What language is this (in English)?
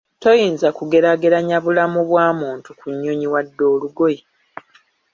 Ganda